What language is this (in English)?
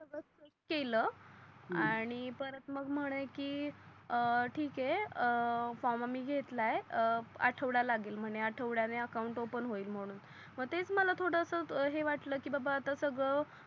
Marathi